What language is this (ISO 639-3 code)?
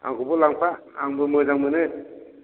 brx